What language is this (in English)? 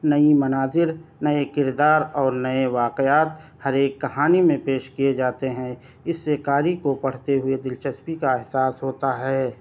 Urdu